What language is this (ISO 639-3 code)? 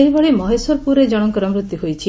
ori